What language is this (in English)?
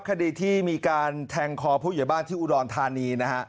Thai